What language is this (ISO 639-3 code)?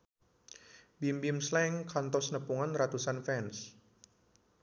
sun